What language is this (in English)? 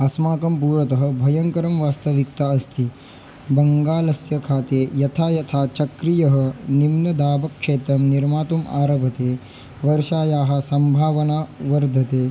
Sanskrit